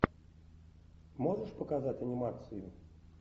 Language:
Russian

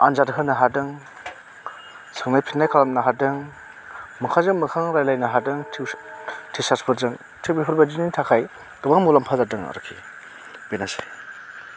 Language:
Bodo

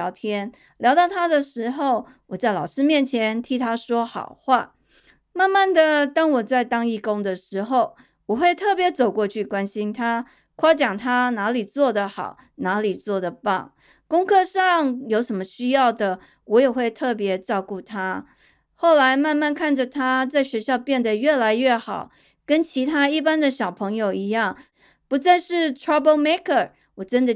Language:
Chinese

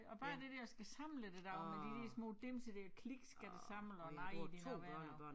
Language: Danish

